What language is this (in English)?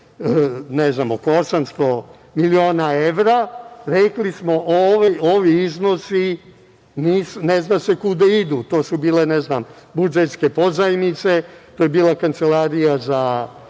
Serbian